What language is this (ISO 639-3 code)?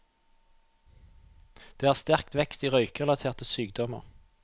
nor